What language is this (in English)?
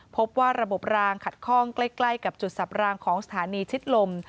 Thai